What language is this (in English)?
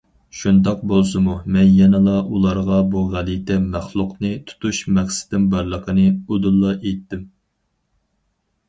Uyghur